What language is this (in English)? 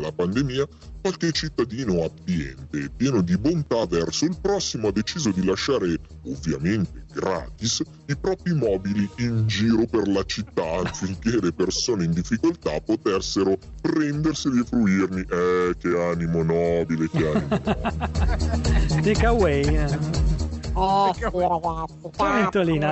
Italian